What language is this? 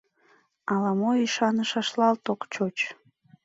Mari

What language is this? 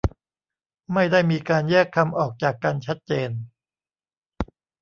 Thai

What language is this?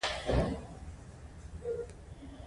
Pashto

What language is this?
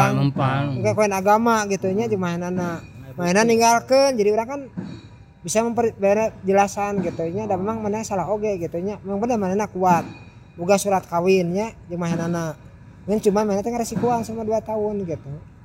Indonesian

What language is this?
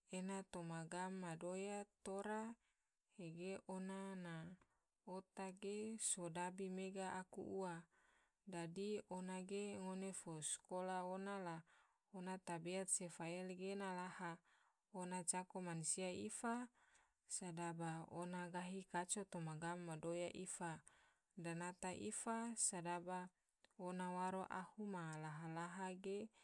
Tidore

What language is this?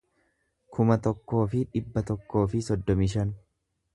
Oromo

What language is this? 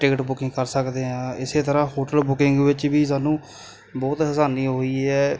Punjabi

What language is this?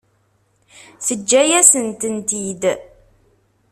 Kabyle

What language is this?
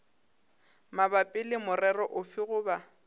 Northern Sotho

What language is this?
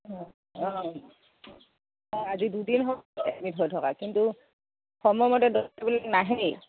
Assamese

